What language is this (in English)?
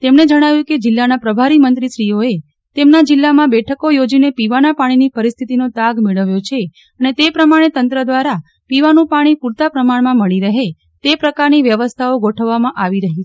Gujarati